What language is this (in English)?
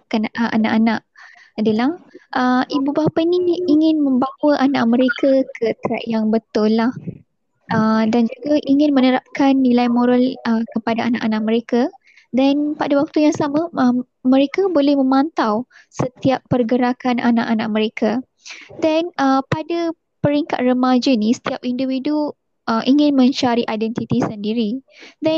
Malay